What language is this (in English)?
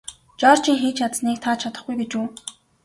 Mongolian